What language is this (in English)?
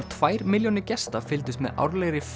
Icelandic